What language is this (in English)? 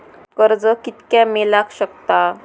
Marathi